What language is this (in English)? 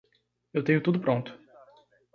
Portuguese